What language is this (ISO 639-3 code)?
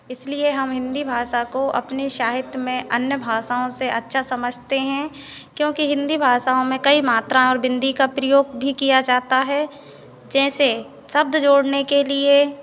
hin